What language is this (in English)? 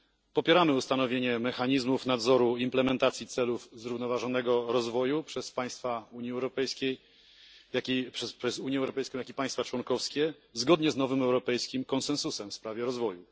Polish